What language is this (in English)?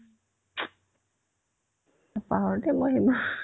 Assamese